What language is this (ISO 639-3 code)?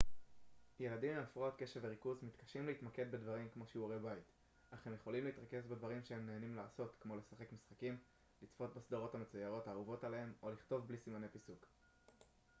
heb